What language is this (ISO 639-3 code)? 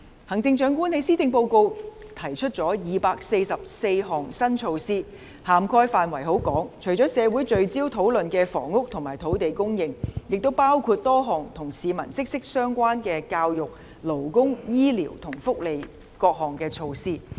yue